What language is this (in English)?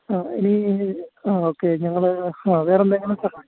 Malayalam